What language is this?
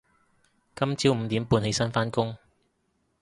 Cantonese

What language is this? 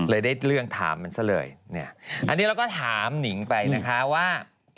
Thai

